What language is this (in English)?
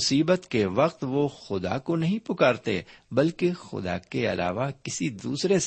Urdu